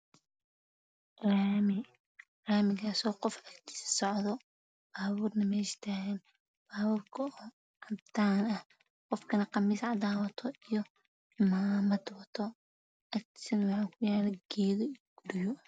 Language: Somali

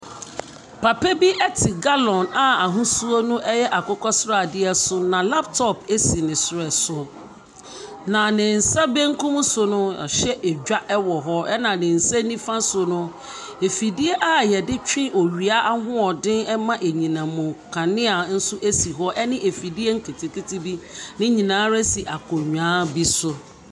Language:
Akan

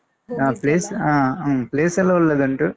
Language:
Kannada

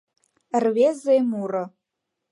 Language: Mari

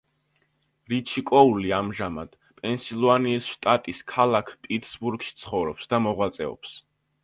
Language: Georgian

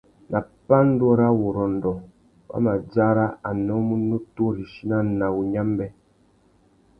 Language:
Tuki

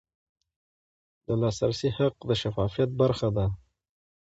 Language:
Pashto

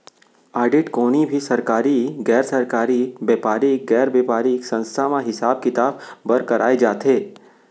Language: Chhattisgarhi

